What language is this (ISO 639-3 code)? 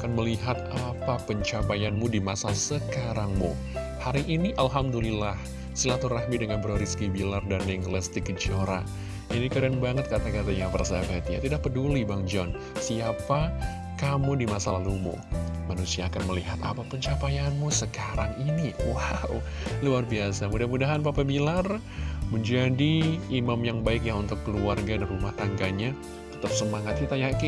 ind